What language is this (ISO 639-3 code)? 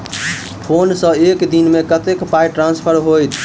mai